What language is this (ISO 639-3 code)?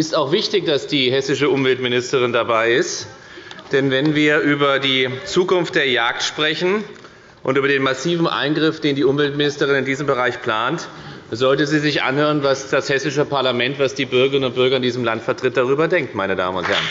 deu